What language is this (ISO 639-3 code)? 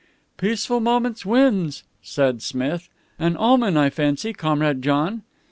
eng